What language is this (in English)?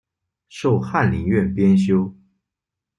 Chinese